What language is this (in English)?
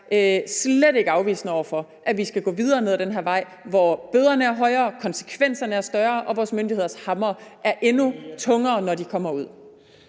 Danish